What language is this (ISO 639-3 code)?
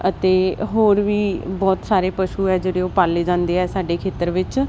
pan